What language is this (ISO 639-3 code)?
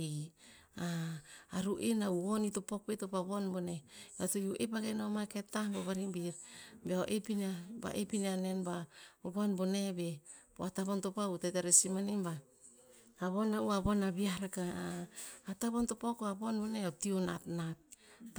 tpz